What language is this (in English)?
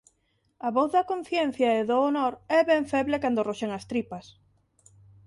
Galician